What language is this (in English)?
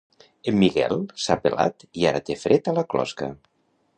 Catalan